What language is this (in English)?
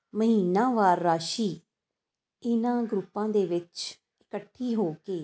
Punjabi